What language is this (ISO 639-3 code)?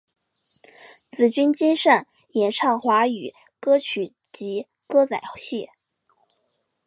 zho